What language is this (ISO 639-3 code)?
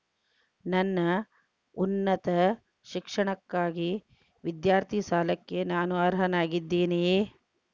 kan